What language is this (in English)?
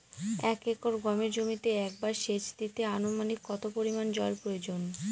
Bangla